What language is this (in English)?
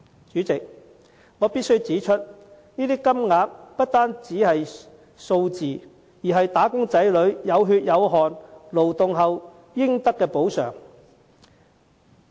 Cantonese